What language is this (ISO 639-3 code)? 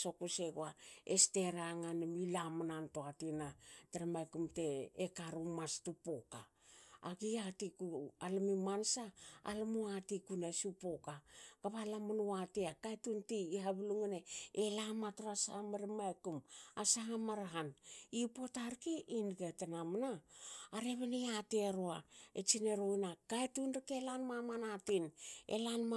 hao